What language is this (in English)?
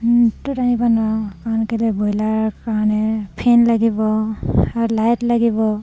Assamese